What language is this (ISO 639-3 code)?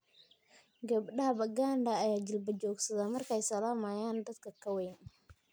som